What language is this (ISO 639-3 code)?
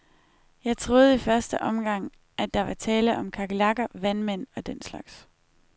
dan